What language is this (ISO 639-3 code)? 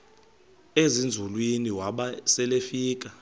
xho